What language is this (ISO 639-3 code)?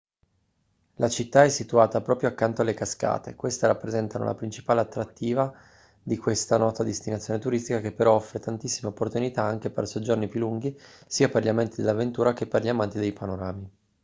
ita